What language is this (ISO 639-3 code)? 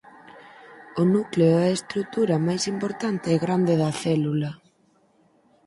glg